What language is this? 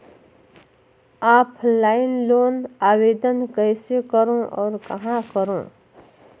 Chhattisgarhi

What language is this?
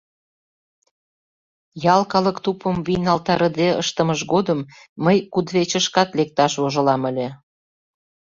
Mari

